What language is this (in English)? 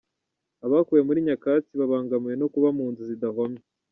Kinyarwanda